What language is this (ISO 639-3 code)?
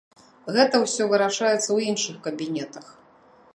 bel